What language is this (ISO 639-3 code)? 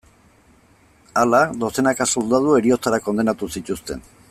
eus